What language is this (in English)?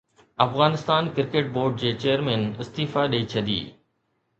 Sindhi